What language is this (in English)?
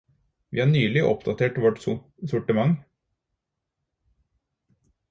Norwegian Bokmål